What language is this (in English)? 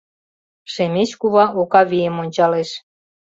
Mari